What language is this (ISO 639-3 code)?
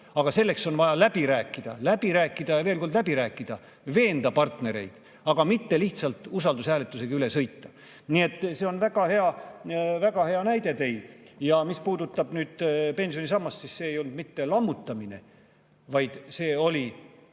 est